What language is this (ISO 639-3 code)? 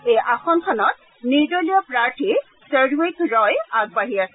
asm